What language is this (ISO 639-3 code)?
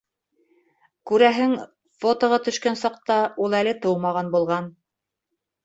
bak